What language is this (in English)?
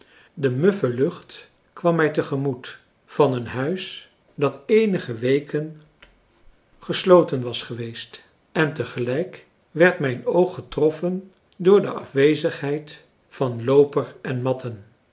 Dutch